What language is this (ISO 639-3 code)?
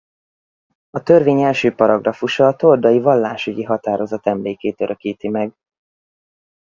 hun